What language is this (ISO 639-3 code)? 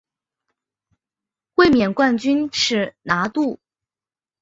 zho